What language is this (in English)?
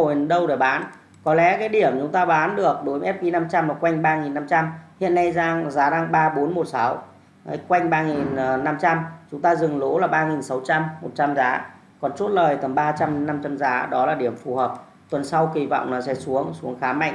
Vietnamese